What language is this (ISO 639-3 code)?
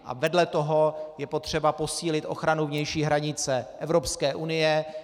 ces